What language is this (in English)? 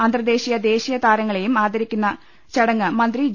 Malayalam